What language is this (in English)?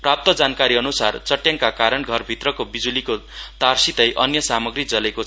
Nepali